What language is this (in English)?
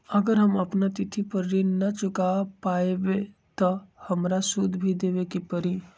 Magahi